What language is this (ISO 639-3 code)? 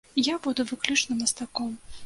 bel